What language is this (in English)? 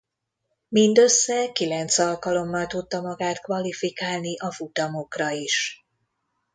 Hungarian